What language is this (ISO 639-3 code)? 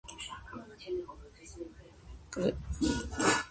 kat